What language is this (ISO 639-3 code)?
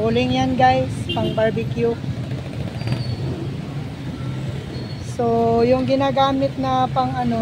fil